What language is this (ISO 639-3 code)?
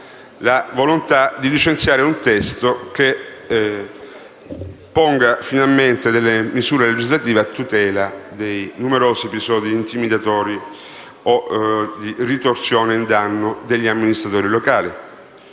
ita